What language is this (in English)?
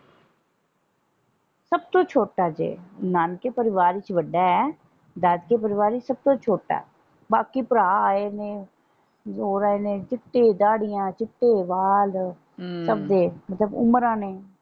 Punjabi